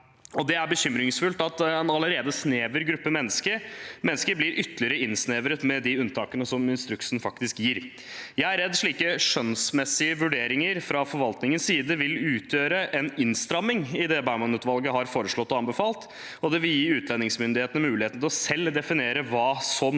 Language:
Norwegian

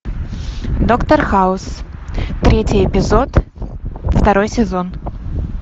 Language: Russian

